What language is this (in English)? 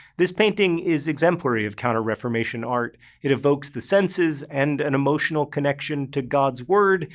English